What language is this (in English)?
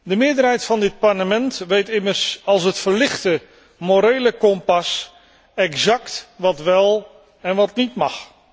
Dutch